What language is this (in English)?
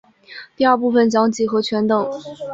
Chinese